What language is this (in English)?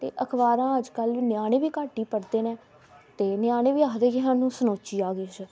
Dogri